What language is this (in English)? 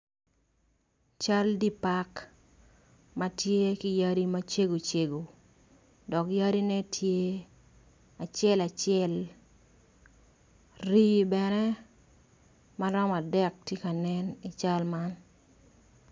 Acoli